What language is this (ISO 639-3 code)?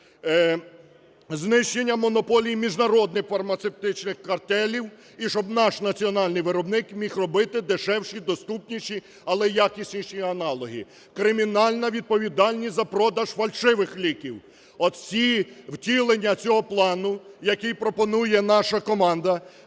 ukr